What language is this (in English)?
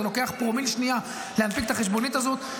Hebrew